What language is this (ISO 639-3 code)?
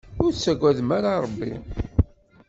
kab